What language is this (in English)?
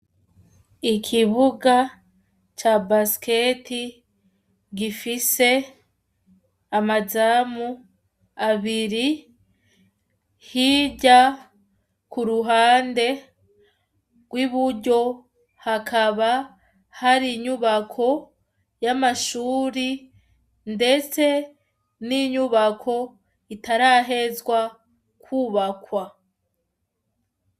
Rundi